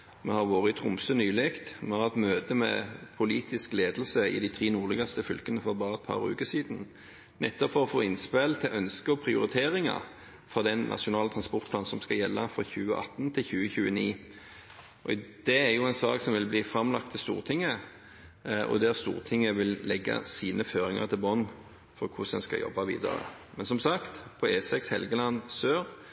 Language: Norwegian Bokmål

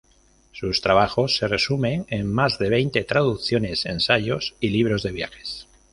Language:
Spanish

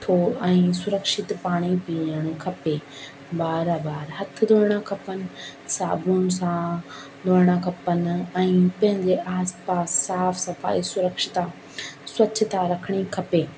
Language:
Sindhi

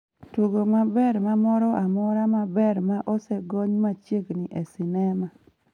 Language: Luo (Kenya and Tanzania)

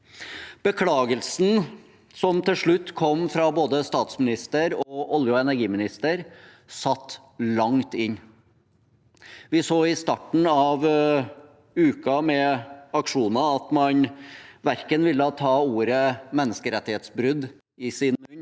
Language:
Norwegian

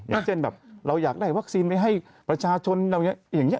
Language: Thai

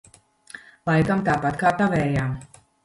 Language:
Latvian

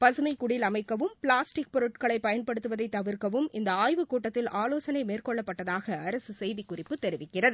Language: Tamil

